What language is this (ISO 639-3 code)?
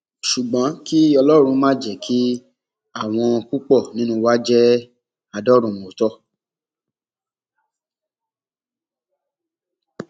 yor